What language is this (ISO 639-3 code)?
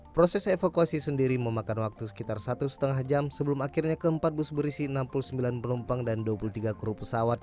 ind